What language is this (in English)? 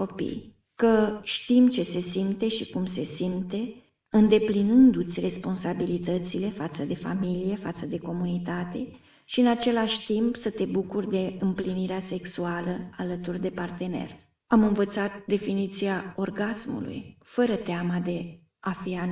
Romanian